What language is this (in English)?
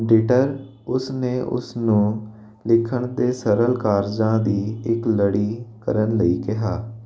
Punjabi